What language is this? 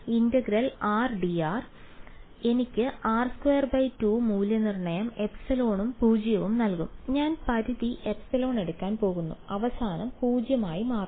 Malayalam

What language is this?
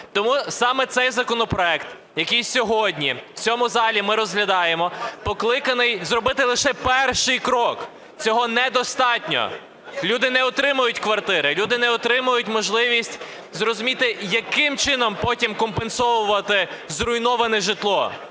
Ukrainian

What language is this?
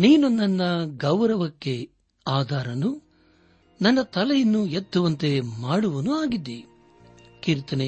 Kannada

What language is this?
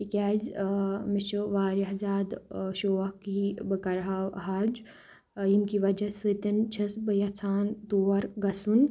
Kashmiri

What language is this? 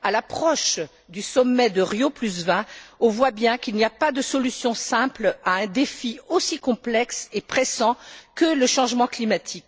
French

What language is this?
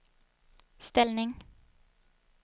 Swedish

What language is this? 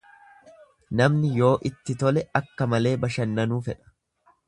Oromo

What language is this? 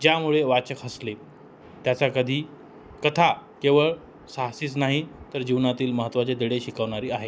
Marathi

